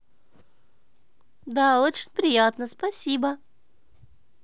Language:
Russian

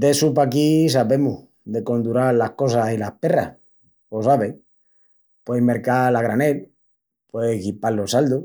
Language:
Extremaduran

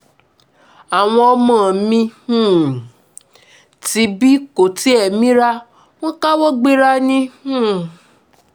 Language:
Yoruba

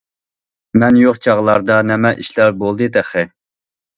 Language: Uyghur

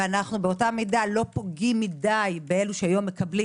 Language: Hebrew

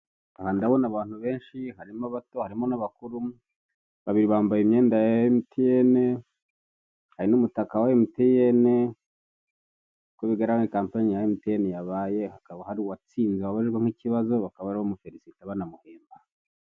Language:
Kinyarwanda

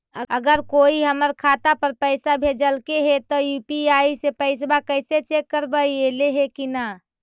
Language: Magahi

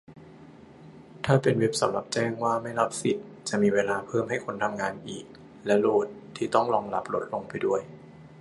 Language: Thai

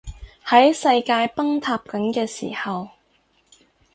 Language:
Cantonese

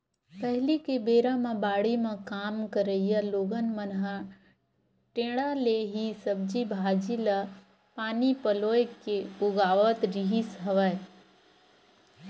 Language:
Chhattisgarhi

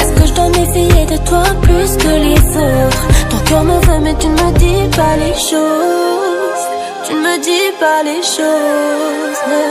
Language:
Arabic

